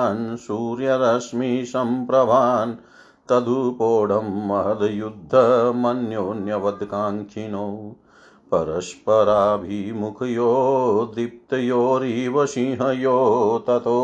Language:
Hindi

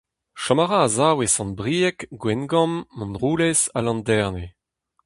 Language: Breton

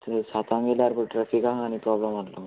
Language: Konkani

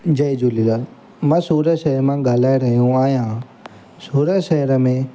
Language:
Sindhi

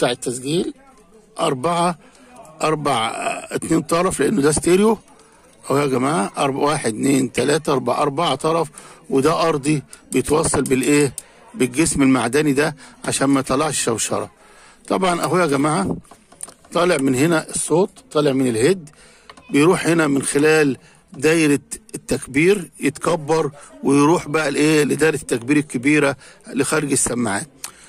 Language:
Arabic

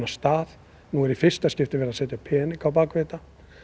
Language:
Icelandic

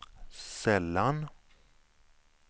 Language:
Swedish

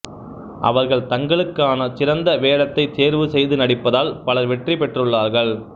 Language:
Tamil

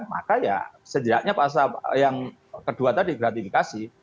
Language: Indonesian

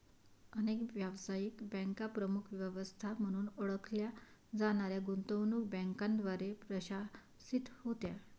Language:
Marathi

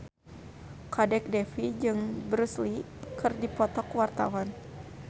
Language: Sundanese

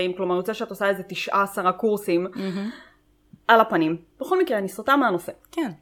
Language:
Hebrew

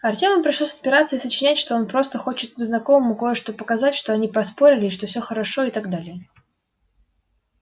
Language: Russian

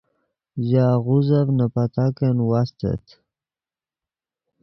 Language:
Yidgha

